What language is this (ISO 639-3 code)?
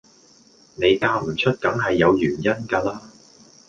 yue